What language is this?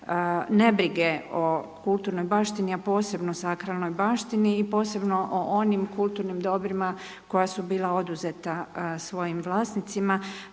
Croatian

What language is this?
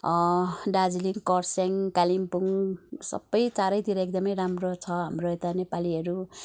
Nepali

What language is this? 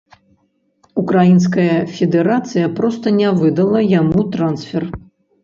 Belarusian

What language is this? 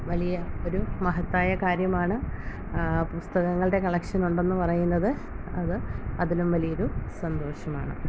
Malayalam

